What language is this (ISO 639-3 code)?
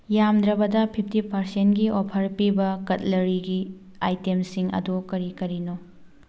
mni